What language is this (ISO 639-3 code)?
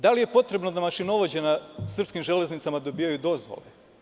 srp